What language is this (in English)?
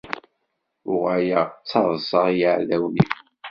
Kabyle